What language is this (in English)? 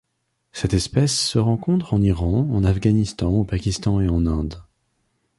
French